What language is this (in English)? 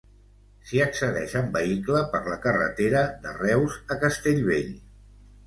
Catalan